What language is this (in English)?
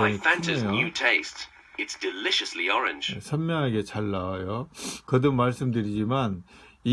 Korean